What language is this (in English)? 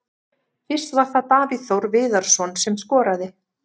Icelandic